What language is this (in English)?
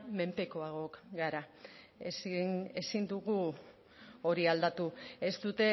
Basque